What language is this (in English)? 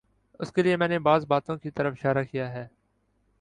Urdu